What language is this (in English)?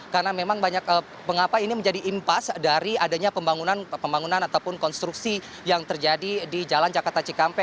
Indonesian